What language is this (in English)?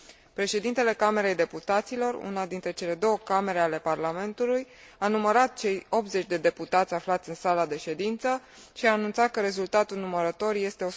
Romanian